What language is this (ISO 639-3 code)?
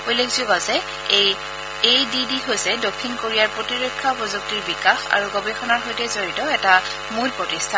asm